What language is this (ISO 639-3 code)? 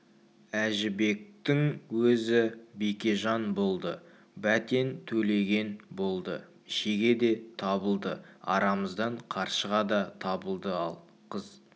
kaz